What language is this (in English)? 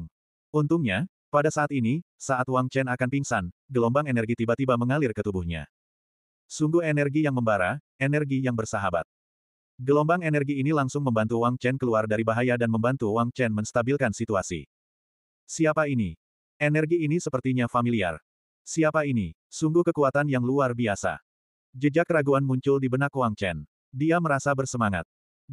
Indonesian